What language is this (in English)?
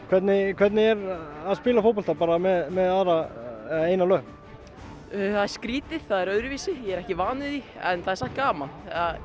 Icelandic